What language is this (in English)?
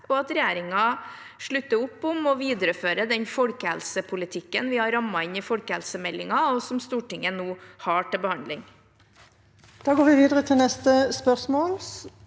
Norwegian